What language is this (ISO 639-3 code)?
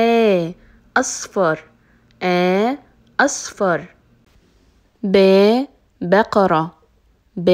ara